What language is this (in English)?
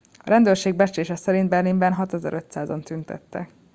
Hungarian